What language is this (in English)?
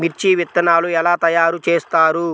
Telugu